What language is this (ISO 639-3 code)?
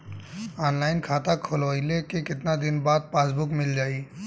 bho